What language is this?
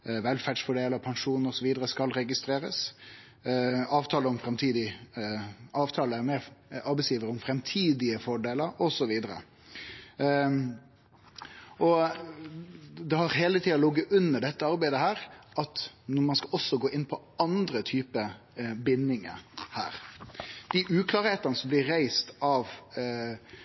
Norwegian Nynorsk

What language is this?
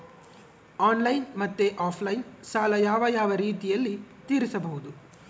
Kannada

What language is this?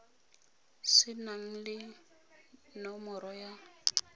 Tswana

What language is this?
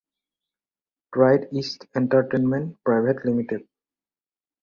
Assamese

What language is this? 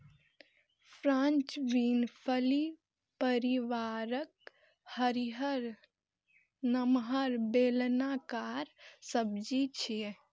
Maithili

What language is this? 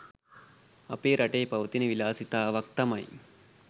Sinhala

